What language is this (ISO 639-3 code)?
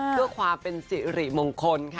tha